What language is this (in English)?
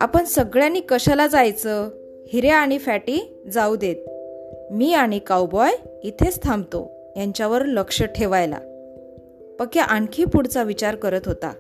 Marathi